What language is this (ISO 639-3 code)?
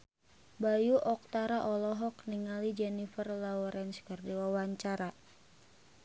sun